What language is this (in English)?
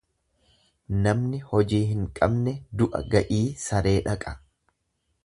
Oromo